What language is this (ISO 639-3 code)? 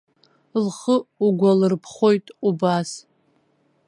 abk